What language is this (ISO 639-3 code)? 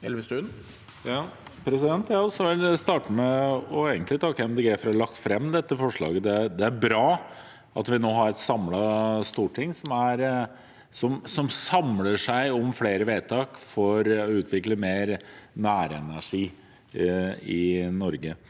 nor